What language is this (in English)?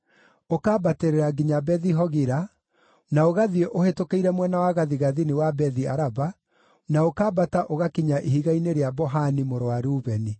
Kikuyu